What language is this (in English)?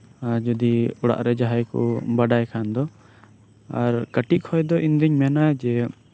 Santali